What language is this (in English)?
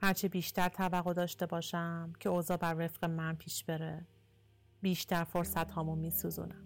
Persian